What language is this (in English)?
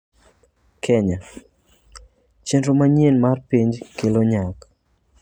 Luo (Kenya and Tanzania)